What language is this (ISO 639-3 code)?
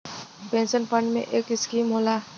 bho